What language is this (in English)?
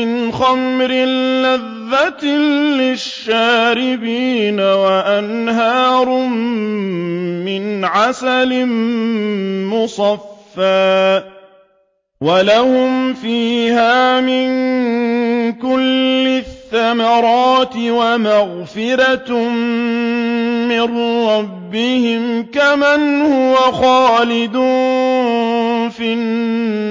Arabic